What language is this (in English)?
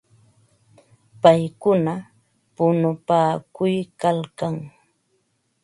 Ambo-Pasco Quechua